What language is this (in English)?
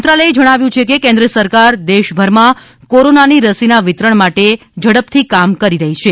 Gujarati